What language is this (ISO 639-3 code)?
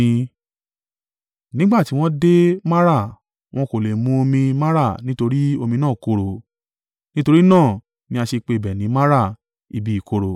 yor